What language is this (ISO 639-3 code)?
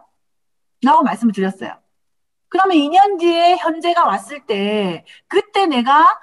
kor